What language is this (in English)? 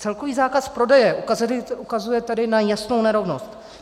Czech